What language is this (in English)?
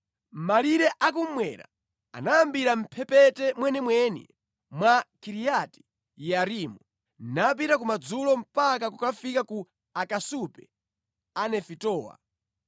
Nyanja